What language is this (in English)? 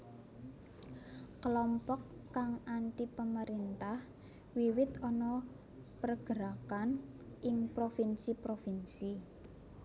Javanese